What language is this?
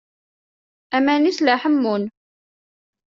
Kabyle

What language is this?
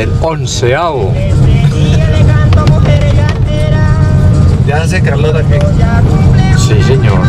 Spanish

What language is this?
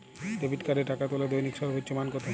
Bangla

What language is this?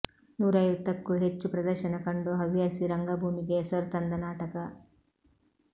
Kannada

